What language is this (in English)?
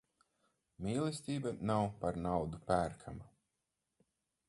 Latvian